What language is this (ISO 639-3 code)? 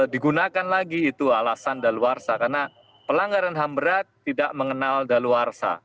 ind